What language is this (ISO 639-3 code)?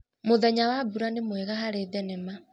kik